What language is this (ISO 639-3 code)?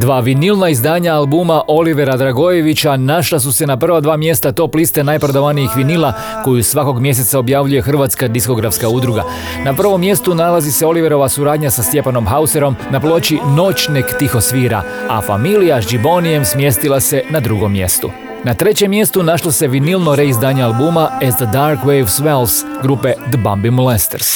hrv